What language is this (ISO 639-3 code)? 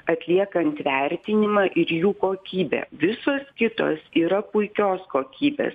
lit